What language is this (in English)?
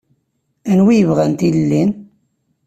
Kabyle